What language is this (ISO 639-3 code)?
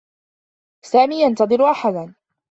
ara